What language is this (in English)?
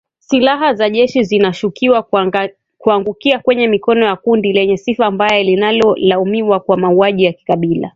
Swahili